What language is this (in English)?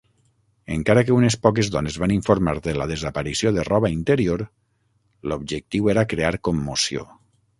Catalan